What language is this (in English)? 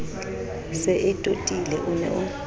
Southern Sotho